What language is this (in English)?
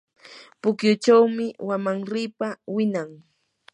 Yanahuanca Pasco Quechua